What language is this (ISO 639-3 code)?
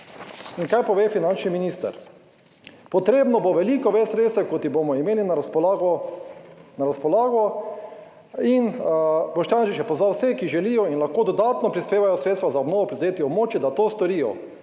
slv